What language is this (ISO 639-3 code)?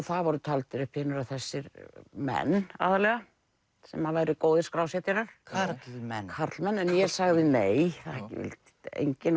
isl